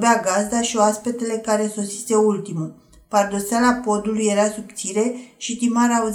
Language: Romanian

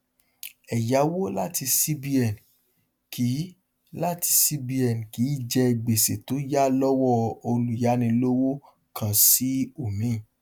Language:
Yoruba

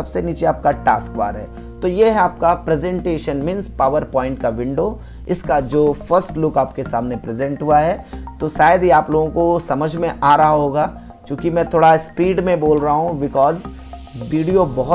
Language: Hindi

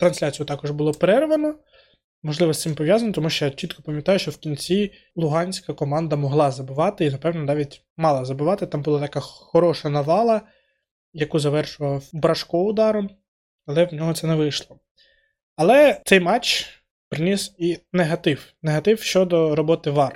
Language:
Ukrainian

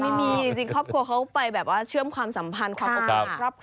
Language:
Thai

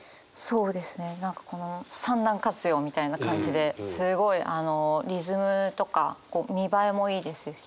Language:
Japanese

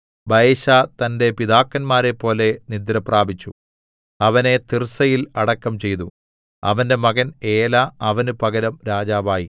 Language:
Malayalam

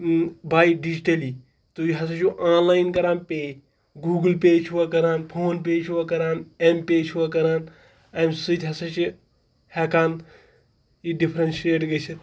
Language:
Kashmiri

